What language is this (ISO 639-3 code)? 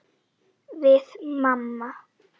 isl